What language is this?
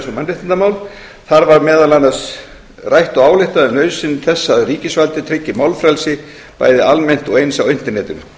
Icelandic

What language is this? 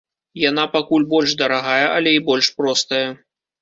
Belarusian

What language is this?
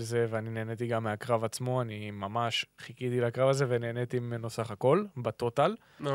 Hebrew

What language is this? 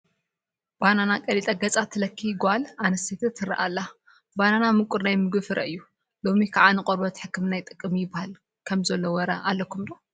Tigrinya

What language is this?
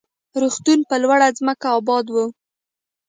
Pashto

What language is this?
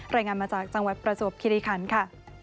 Thai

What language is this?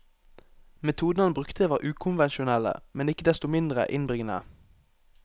Norwegian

